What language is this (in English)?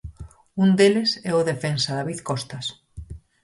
Galician